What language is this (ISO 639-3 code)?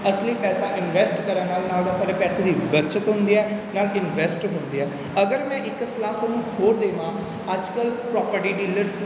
pan